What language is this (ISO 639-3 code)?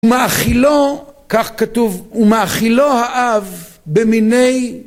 heb